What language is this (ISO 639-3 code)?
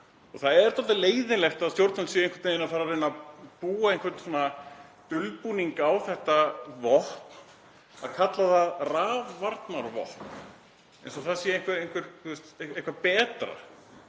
isl